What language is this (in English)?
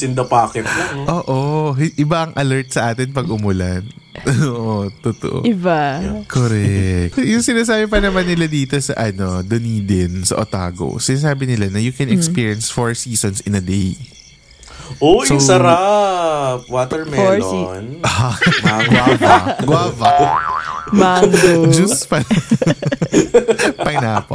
Filipino